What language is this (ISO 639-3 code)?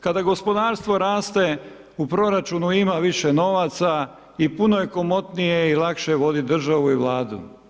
hrv